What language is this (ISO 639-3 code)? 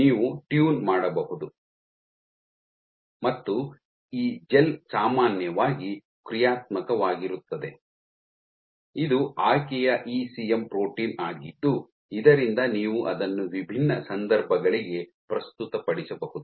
kan